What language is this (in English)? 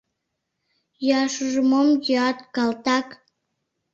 Mari